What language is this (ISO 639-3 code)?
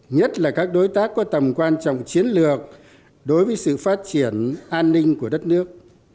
vie